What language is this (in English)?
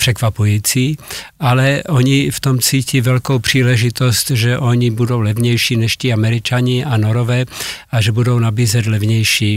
Czech